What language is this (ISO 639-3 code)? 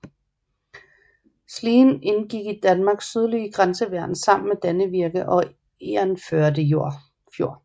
dan